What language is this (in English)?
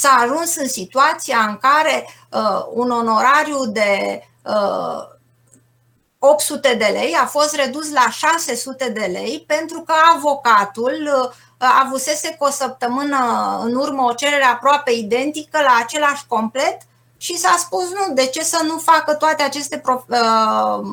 Romanian